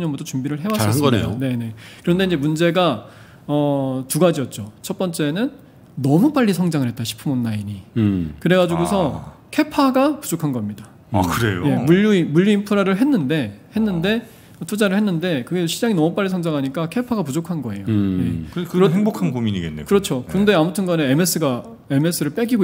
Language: Korean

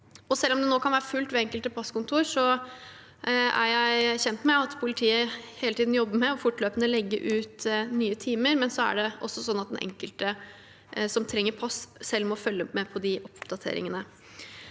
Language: Norwegian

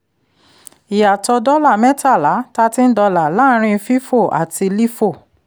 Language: Yoruba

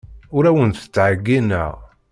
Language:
Kabyle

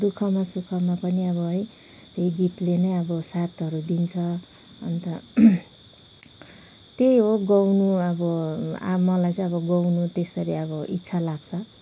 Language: Nepali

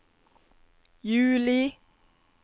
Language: Norwegian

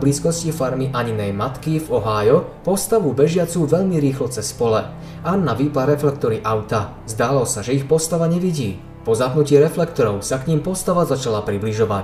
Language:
Slovak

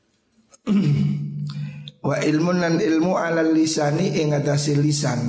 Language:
Indonesian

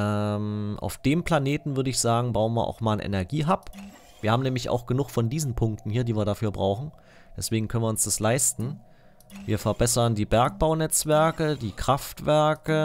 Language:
German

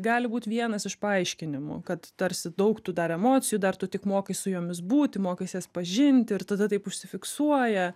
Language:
Lithuanian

